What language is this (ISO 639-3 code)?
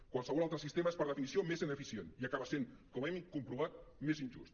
cat